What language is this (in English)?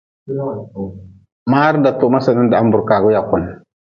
Nawdm